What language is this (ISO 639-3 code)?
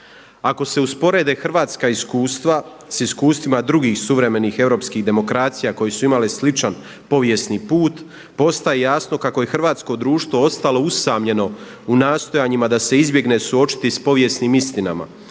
hrv